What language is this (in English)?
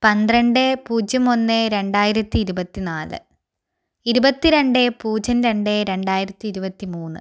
Malayalam